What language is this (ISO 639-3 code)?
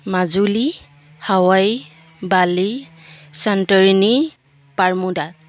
asm